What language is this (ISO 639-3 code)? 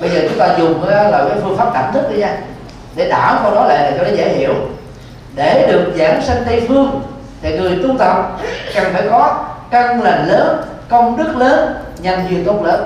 vie